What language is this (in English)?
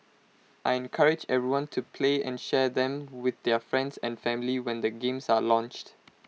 English